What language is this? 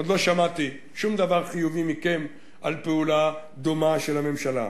Hebrew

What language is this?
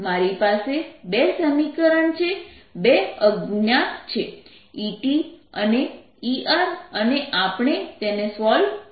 Gujarati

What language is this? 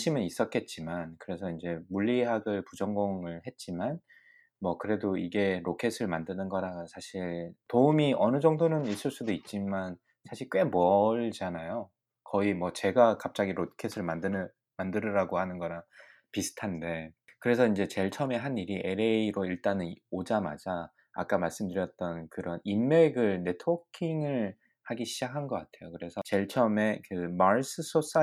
Korean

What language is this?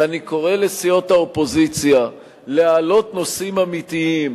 Hebrew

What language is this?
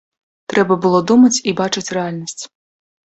Belarusian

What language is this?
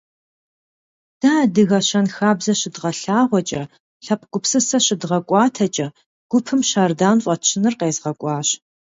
Kabardian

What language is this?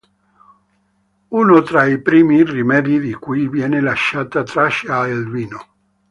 Italian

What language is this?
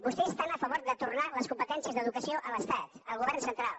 Catalan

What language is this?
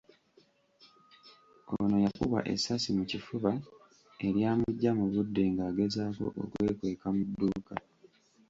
Ganda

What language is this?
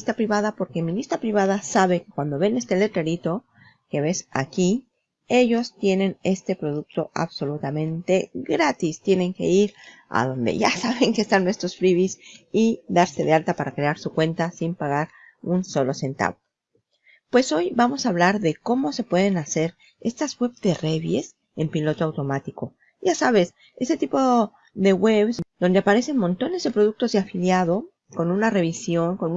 Spanish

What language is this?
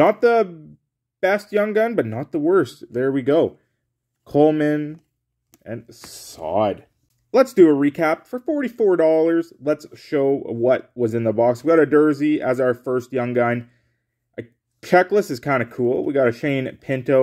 English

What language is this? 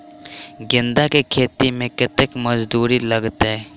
Maithili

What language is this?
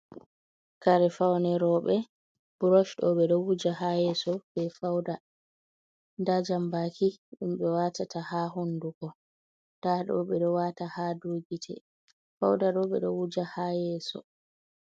Fula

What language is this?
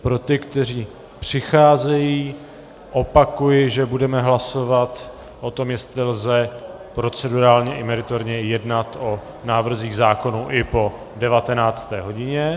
Czech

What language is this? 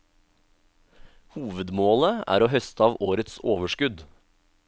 Norwegian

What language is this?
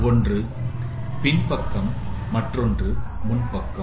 Tamil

